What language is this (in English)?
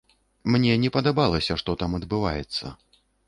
Belarusian